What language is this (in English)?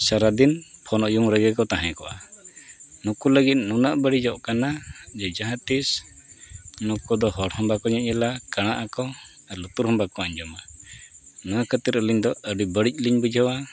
Santali